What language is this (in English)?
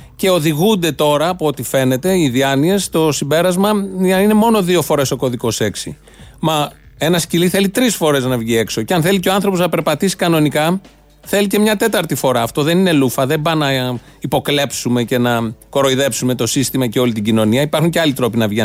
Greek